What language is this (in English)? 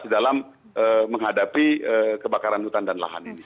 Indonesian